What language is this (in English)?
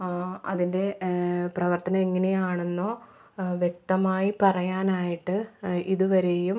Malayalam